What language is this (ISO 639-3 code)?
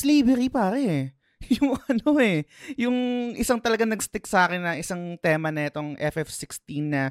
fil